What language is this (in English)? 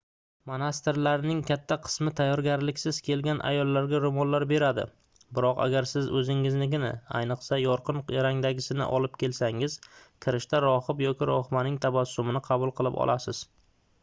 Uzbek